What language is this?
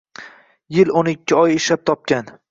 Uzbek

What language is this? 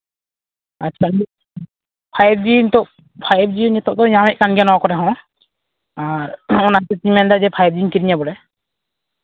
Santali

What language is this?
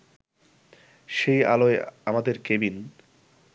Bangla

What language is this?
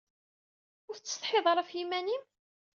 Kabyle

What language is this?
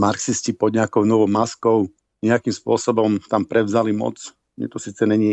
Slovak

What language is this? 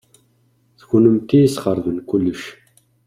Kabyle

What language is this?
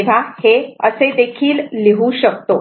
Marathi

